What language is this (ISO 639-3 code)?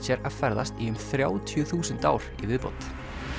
isl